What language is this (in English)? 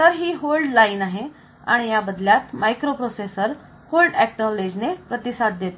Marathi